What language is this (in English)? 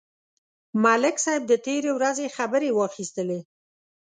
Pashto